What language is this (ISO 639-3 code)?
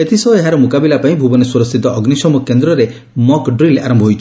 ori